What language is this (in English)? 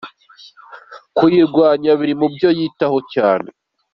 Kinyarwanda